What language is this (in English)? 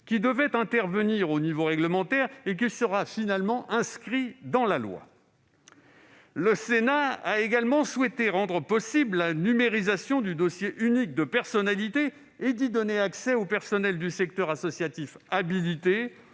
French